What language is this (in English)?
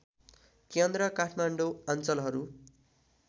Nepali